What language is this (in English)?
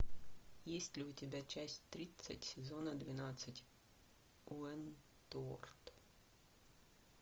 Russian